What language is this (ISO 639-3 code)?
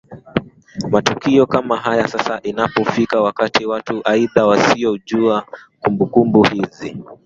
swa